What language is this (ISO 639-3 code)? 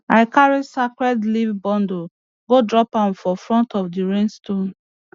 pcm